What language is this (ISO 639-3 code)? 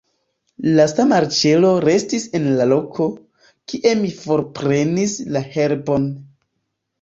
epo